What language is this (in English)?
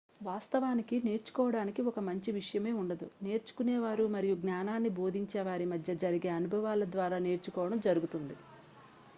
Telugu